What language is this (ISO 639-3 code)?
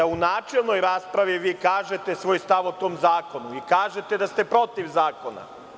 srp